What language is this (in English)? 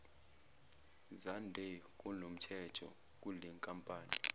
Zulu